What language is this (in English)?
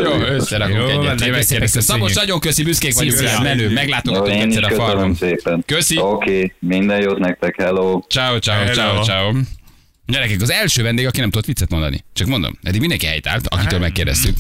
Hungarian